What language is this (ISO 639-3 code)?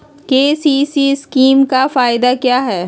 mag